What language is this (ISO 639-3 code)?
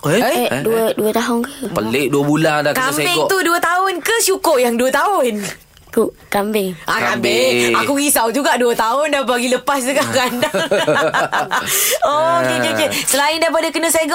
msa